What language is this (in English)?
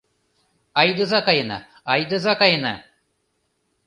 Mari